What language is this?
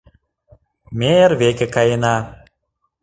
Mari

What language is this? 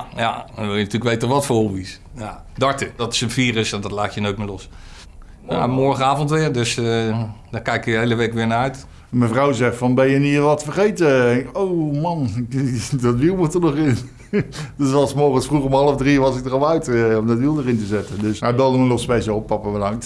Dutch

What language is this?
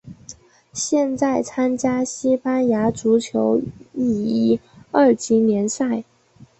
Chinese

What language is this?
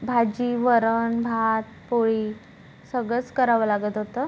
Marathi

